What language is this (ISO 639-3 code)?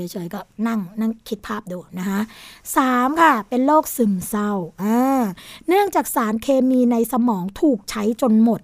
tha